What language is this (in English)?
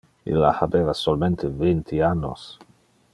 Interlingua